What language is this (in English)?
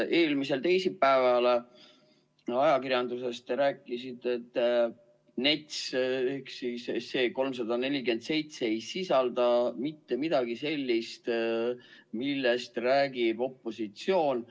Estonian